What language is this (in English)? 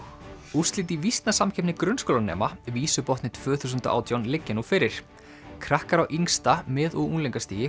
Icelandic